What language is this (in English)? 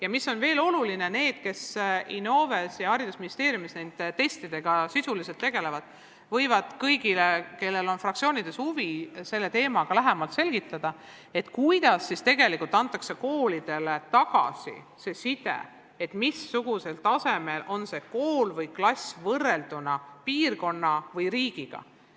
Estonian